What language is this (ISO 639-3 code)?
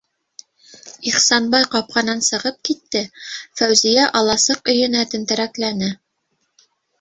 bak